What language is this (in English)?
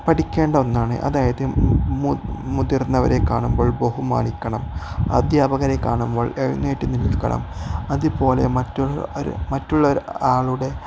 Malayalam